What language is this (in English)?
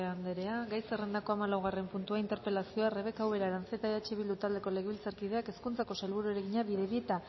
Basque